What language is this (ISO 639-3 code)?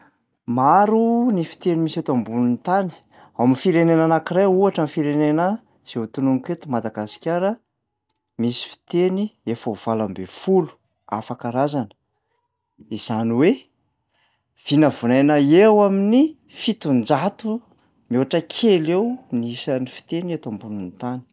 mlg